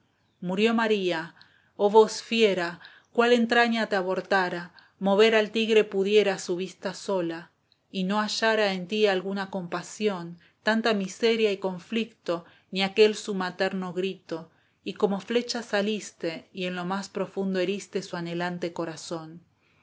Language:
Spanish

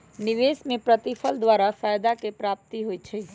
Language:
Magahi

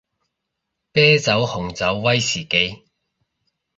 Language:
Cantonese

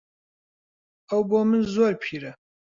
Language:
Central Kurdish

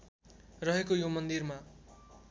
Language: Nepali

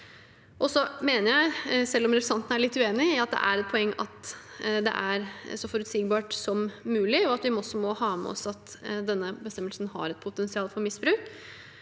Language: Norwegian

